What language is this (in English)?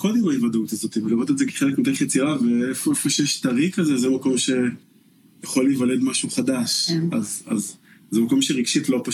Hebrew